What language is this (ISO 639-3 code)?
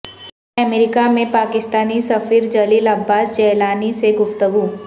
urd